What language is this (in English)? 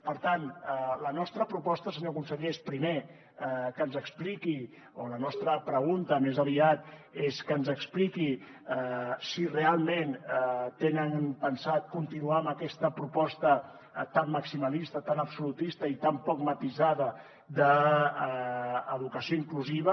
Catalan